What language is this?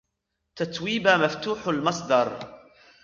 Arabic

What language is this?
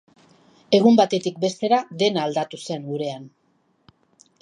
Basque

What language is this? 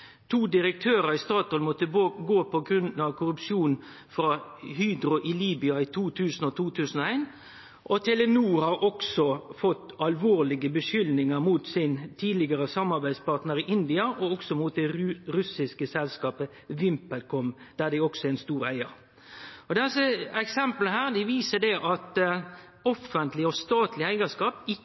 Norwegian Nynorsk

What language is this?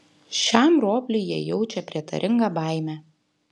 Lithuanian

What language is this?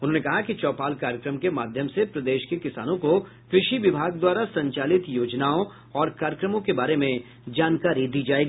Hindi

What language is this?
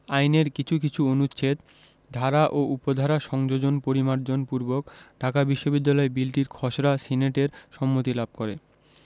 Bangla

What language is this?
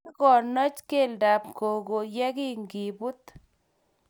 Kalenjin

